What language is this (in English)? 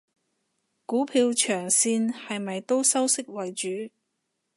Cantonese